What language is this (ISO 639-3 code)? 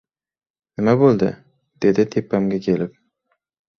uzb